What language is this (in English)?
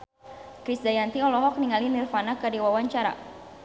Sundanese